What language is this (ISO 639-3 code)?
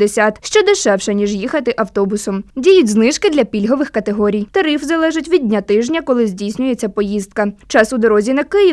ukr